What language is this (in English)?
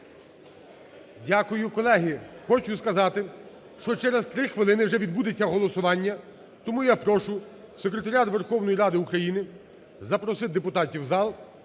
Ukrainian